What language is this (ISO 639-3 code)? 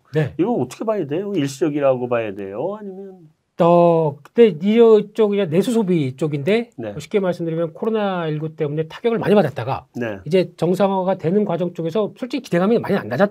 kor